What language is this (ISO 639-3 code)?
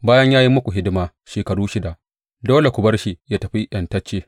hau